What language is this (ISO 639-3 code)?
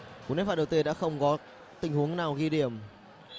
vie